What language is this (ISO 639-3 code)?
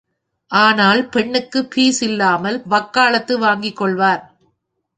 tam